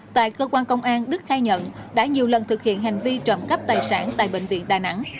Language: Vietnamese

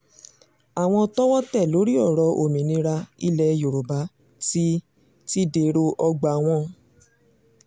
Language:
Yoruba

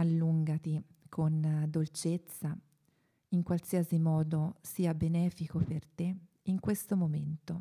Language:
Italian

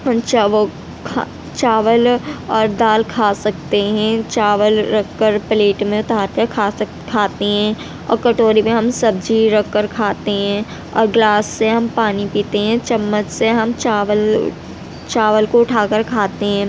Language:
Urdu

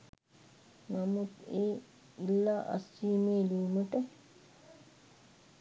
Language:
Sinhala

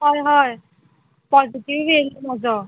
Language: Konkani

